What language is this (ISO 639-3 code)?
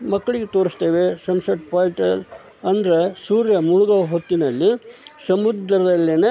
kan